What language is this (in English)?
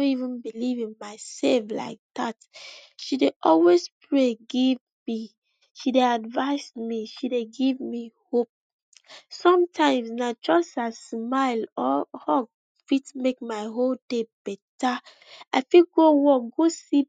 Nigerian Pidgin